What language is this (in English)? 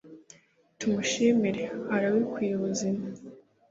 Kinyarwanda